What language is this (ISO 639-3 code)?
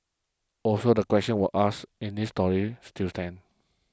eng